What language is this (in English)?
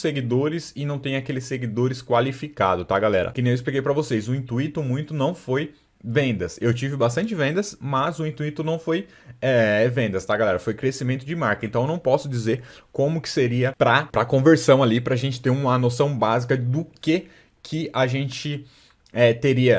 Portuguese